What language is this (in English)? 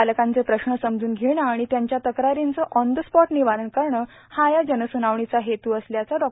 Marathi